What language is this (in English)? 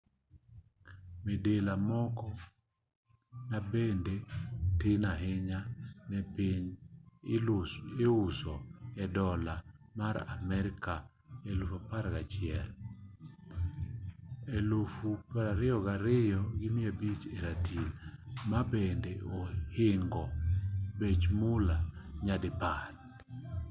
Luo (Kenya and Tanzania)